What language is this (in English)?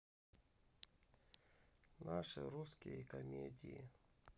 Russian